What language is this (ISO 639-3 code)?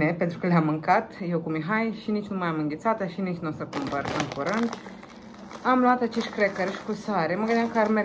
ron